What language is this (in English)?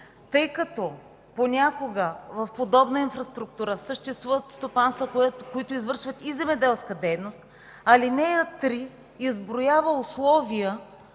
Bulgarian